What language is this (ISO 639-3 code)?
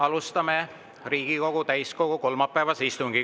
est